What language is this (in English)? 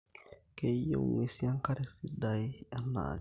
Masai